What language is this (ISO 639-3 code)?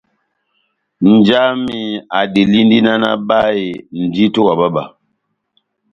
bnm